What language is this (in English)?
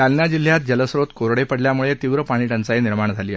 Marathi